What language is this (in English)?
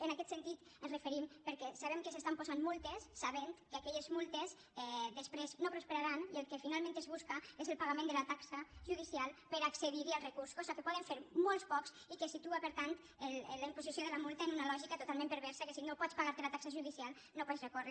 Catalan